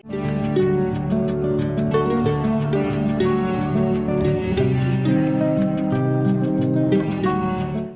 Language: Vietnamese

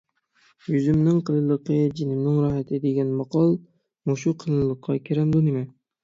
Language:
Uyghur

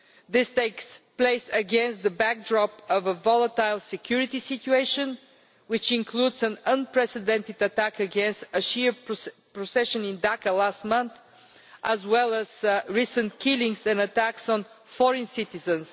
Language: English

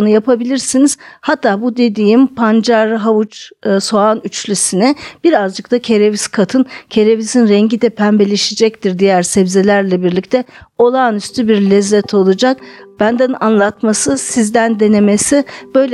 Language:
Turkish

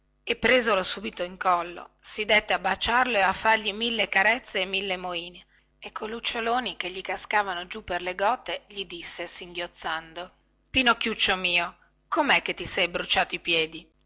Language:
Italian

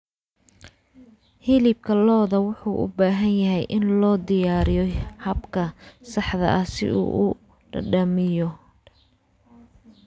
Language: Somali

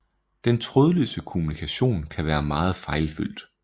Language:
Danish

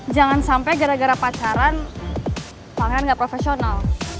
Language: Indonesian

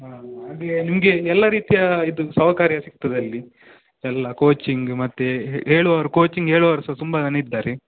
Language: Kannada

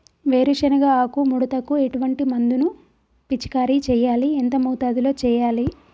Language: Telugu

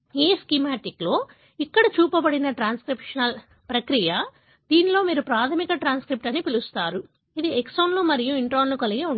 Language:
Telugu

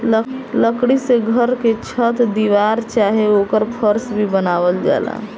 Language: Bhojpuri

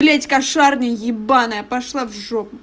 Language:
Russian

